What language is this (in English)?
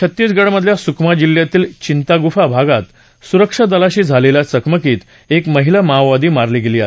Marathi